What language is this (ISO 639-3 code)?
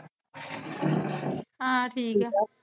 pan